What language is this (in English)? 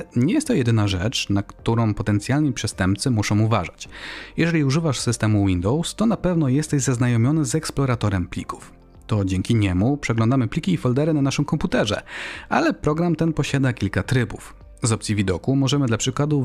Polish